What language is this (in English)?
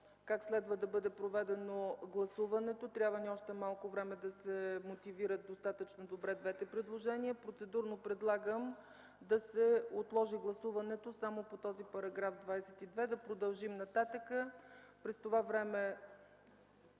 Bulgarian